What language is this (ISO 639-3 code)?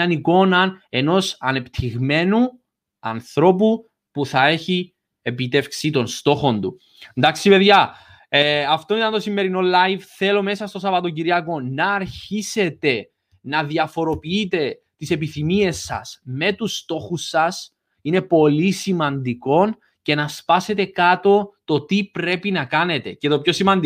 ell